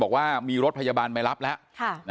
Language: Thai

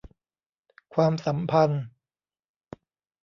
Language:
Thai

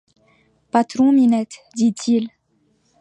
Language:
French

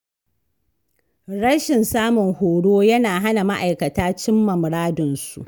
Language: Hausa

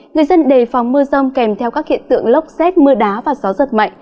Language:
Vietnamese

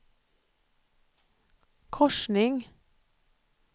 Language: Swedish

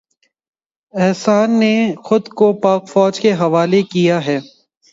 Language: Urdu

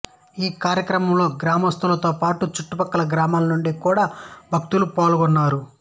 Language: Telugu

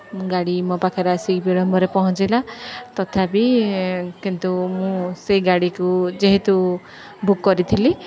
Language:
Odia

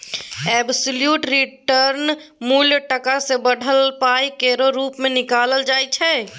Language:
Maithili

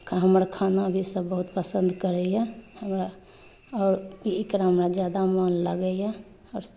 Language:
Maithili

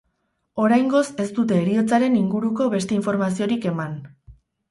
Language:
Basque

